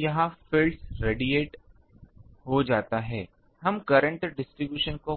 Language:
Hindi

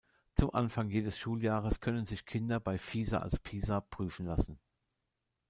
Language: German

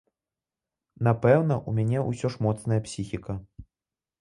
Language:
Belarusian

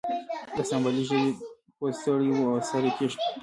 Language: Pashto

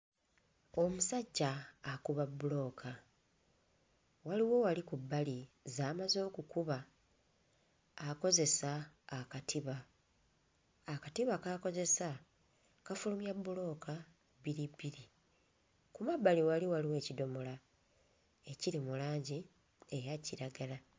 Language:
Ganda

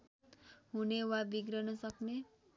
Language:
Nepali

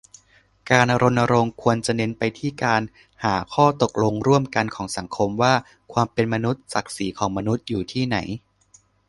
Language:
Thai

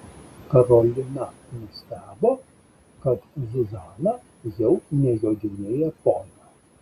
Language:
Lithuanian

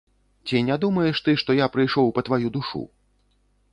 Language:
Belarusian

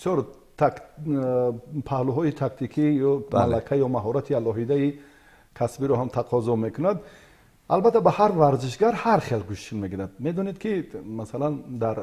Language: Persian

